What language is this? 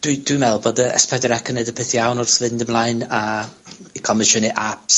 Welsh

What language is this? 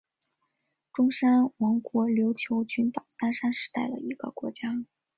Chinese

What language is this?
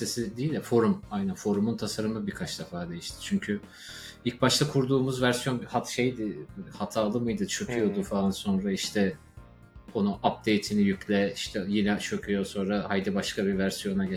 Turkish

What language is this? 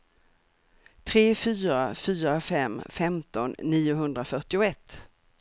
Swedish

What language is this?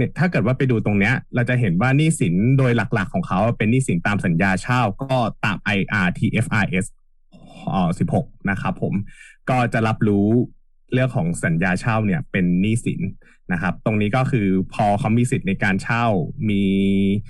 Thai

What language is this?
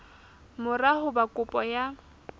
Southern Sotho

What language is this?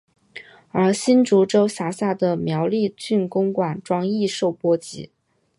Chinese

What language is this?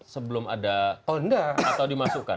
Indonesian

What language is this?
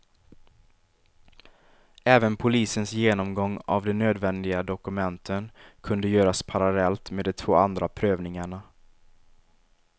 Swedish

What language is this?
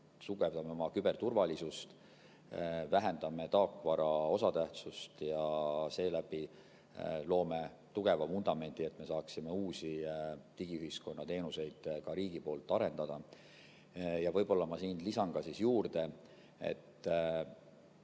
Estonian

